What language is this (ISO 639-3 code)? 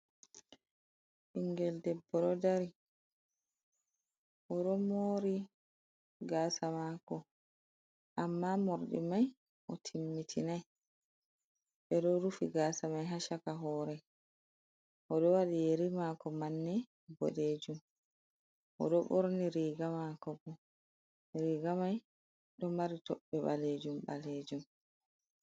ful